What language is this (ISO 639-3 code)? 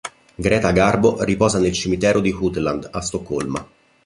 ita